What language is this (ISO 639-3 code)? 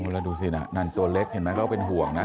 tha